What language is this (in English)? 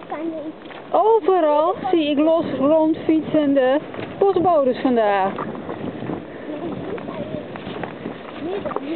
Dutch